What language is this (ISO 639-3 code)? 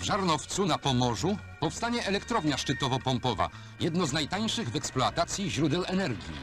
pol